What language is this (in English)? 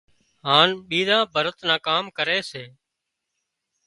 Wadiyara Koli